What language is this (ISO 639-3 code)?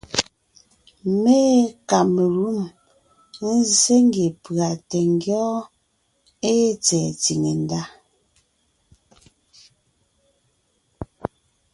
nnh